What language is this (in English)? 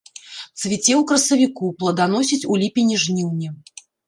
Belarusian